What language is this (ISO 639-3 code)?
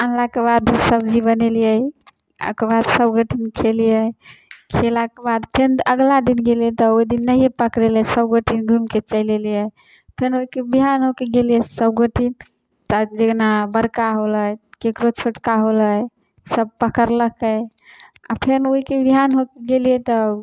mai